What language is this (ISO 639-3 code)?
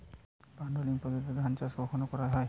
ben